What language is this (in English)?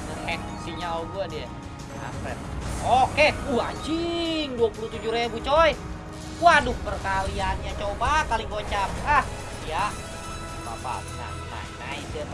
Indonesian